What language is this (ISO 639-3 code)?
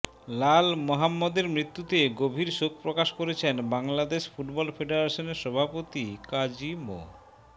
ben